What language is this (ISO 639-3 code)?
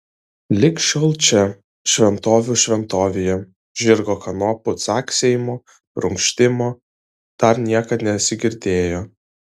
lit